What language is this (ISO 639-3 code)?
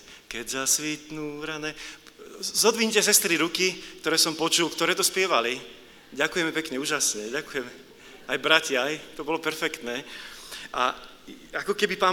slk